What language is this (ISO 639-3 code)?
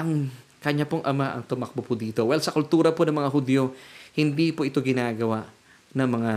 fil